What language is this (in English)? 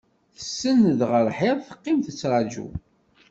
Kabyle